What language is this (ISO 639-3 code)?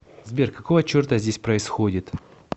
rus